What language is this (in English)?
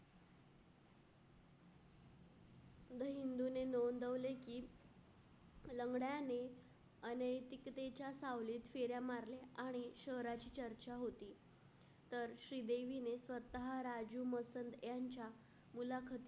Marathi